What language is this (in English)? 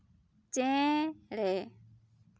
Santali